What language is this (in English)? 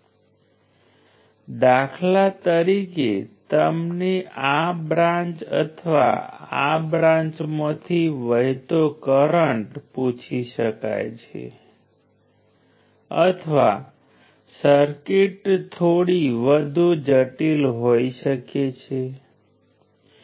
Gujarati